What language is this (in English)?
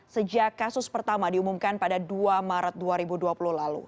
Indonesian